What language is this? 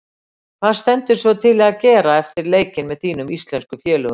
Icelandic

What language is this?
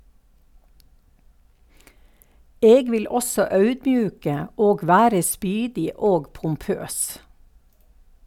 Norwegian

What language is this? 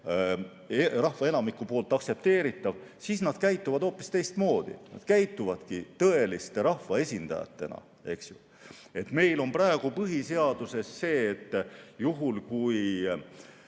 Estonian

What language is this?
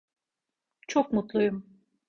Turkish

